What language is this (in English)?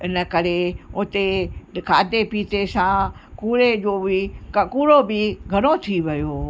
Sindhi